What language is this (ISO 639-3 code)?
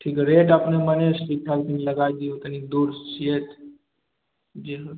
mai